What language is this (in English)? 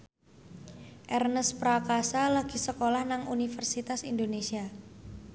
Javanese